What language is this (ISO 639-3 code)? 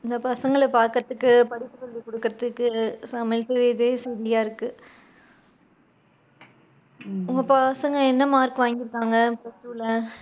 tam